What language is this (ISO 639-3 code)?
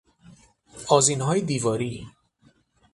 fas